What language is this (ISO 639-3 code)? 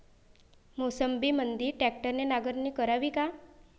mar